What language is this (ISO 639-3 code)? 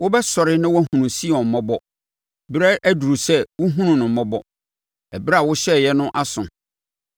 aka